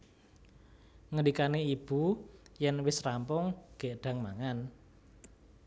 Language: Javanese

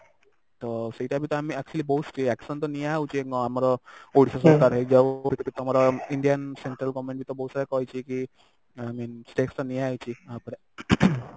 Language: Odia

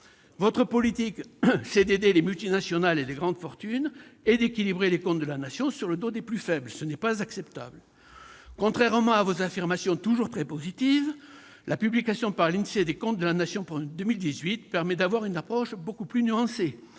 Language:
French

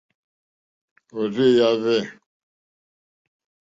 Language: Mokpwe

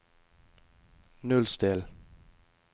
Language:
Norwegian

